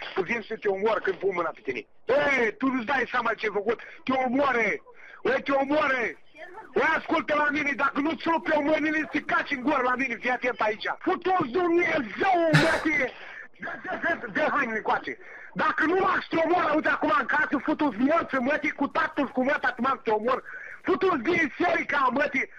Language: Romanian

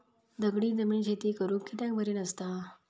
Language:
Marathi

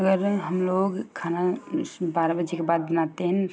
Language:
Hindi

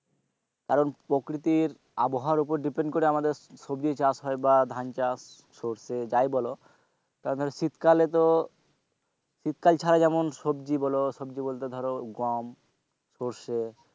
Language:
Bangla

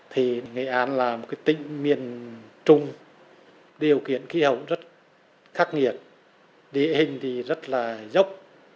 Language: Vietnamese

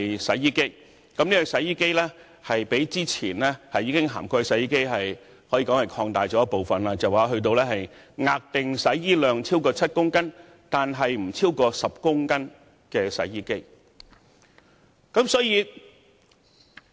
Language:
Cantonese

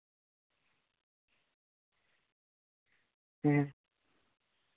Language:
Santali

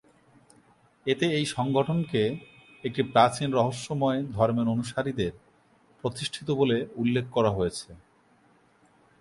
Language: Bangla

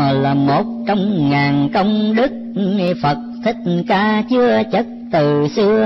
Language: Vietnamese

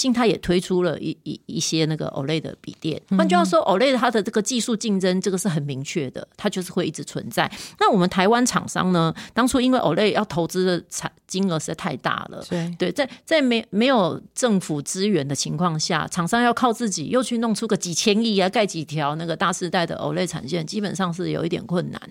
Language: Chinese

